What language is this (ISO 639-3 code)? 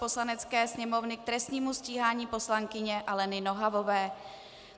ces